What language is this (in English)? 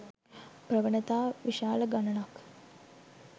Sinhala